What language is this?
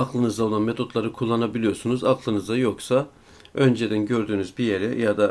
Turkish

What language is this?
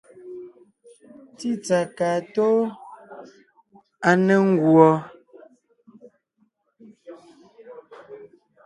Ngiemboon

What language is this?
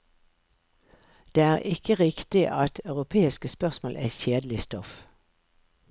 Norwegian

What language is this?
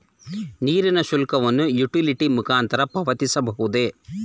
Kannada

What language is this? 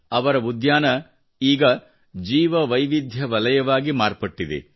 Kannada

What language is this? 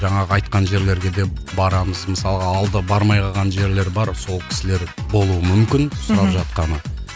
Kazakh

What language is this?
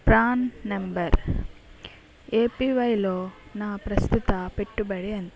Telugu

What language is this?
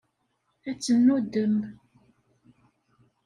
Kabyle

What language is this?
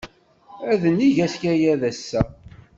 Kabyle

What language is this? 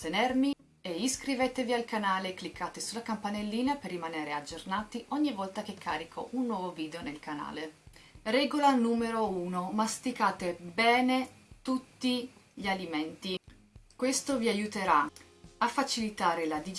Italian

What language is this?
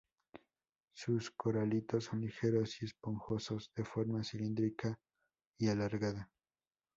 Spanish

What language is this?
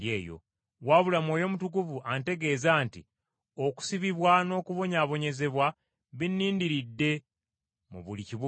Ganda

